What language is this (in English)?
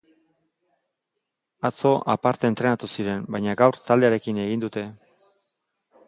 Basque